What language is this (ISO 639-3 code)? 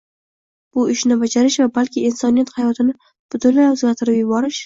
uzb